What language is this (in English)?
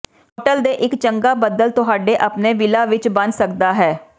Punjabi